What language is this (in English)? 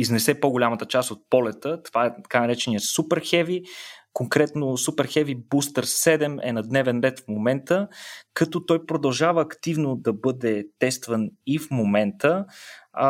Bulgarian